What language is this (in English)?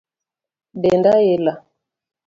Luo (Kenya and Tanzania)